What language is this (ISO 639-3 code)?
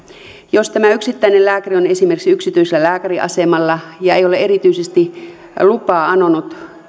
fin